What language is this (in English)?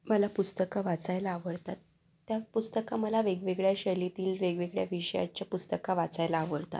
Marathi